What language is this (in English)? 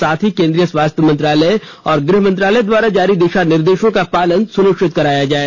Hindi